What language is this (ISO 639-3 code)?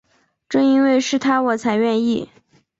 zho